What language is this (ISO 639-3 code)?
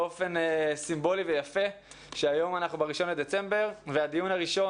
heb